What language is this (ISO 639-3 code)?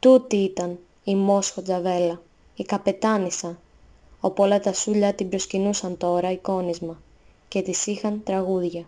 ell